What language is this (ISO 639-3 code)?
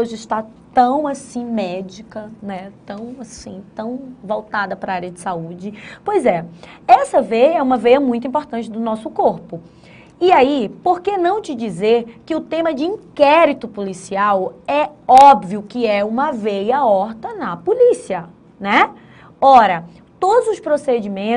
por